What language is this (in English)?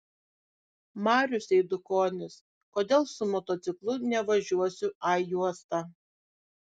Lithuanian